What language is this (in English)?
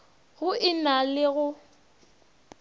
Northern Sotho